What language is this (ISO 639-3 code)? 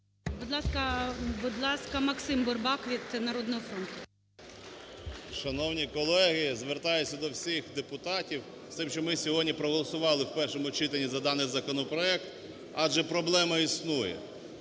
ukr